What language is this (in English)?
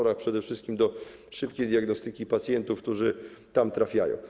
Polish